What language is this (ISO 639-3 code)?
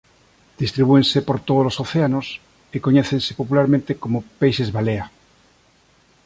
glg